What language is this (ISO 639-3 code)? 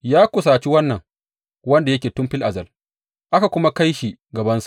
hau